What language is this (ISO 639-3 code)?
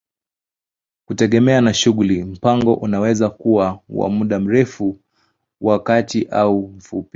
swa